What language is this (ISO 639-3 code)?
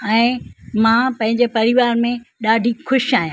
snd